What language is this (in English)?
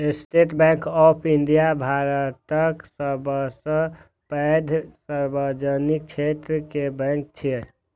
Maithili